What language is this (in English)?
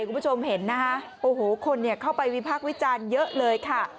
Thai